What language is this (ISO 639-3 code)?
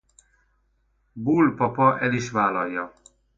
hun